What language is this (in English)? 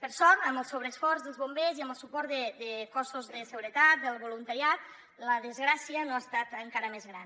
Catalan